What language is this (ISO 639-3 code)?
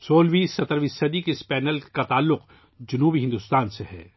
urd